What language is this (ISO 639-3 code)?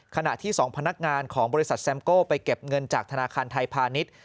tha